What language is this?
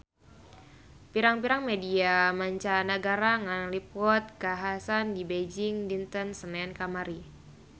Sundanese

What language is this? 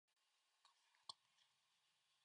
Japanese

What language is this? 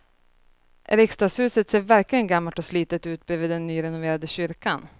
Swedish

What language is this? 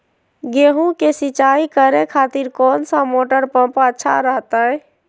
Magahi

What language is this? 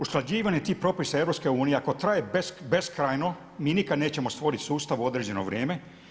Croatian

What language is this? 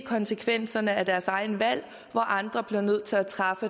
Danish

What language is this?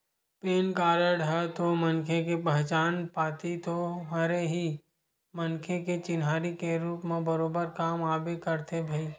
Chhattisgarhi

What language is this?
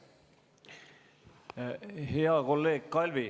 Estonian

